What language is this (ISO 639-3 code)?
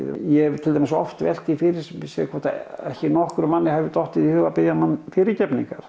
isl